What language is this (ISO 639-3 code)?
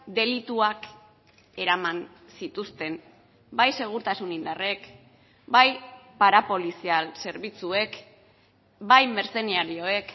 eus